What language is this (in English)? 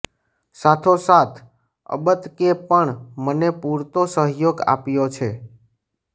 Gujarati